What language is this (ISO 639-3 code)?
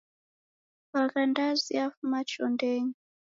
dav